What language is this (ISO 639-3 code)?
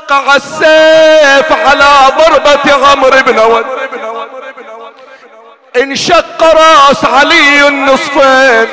ara